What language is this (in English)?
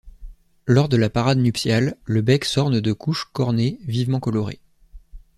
French